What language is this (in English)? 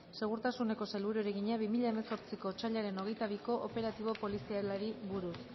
Basque